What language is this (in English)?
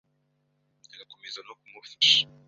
Kinyarwanda